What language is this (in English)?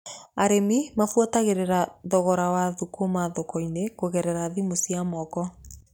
Kikuyu